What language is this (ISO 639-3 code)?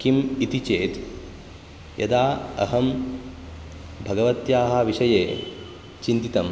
san